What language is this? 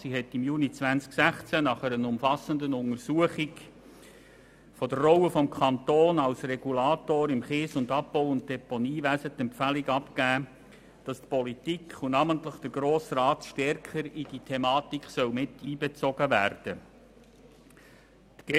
Swiss German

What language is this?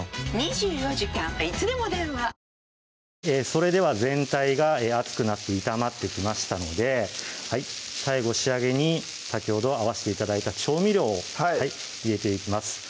Japanese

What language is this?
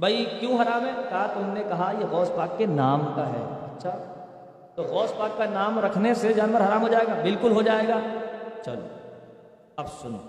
Urdu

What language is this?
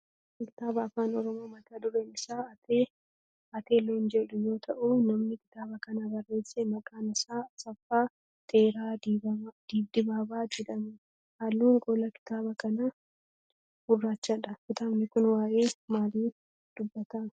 Oromo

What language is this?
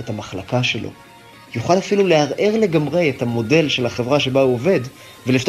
Hebrew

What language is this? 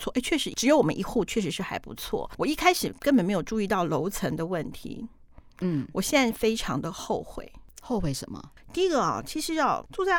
Chinese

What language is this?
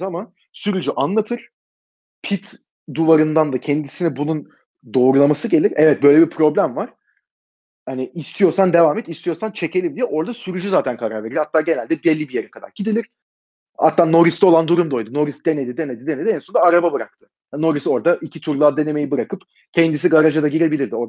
Turkish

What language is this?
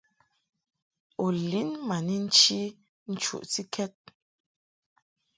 Mungaka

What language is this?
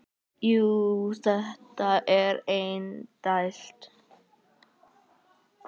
Icelandic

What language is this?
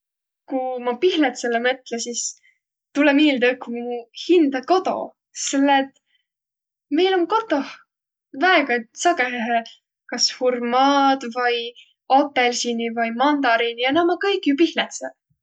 Võro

